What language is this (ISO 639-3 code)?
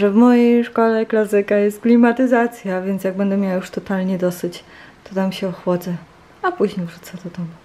pol